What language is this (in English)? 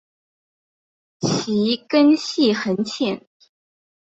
Chinese